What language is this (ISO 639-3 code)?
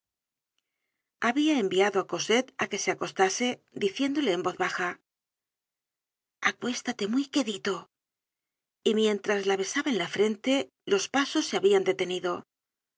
spa